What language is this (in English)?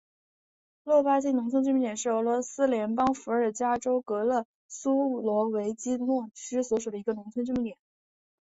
Chinese